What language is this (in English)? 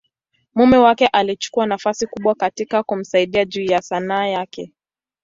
Swahili